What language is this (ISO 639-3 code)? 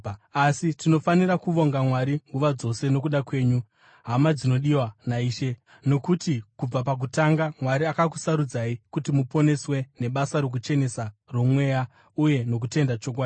sna